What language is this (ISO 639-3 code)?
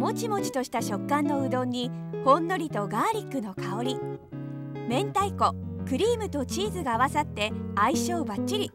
jpn